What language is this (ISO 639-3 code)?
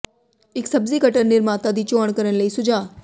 pan